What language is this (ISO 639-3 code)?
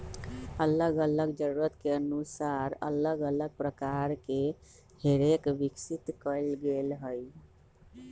mag